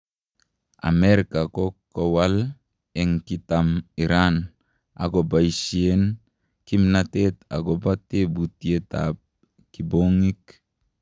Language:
Kalenjin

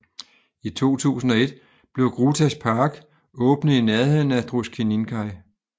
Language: Danish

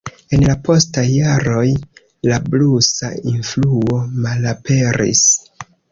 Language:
Esperanto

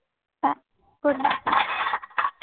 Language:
Marathi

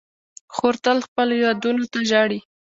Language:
Pashto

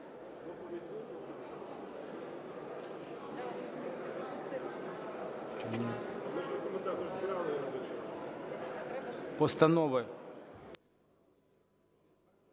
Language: Ukrainian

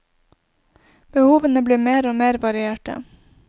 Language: Norwegian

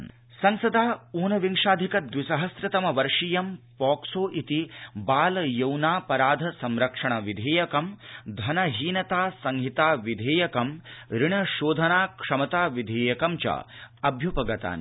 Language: Sanskrit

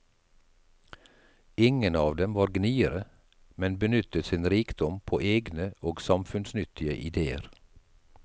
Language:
Norwegian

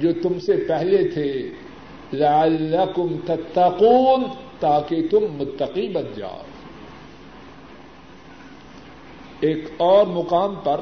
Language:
Urdu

